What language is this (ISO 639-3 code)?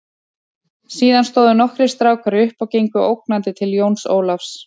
isl